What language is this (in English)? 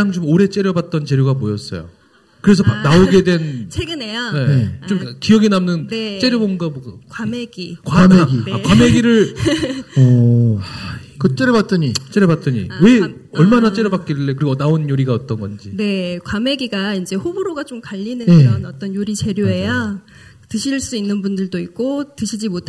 Korean